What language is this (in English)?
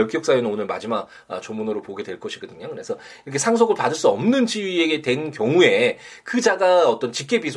Korean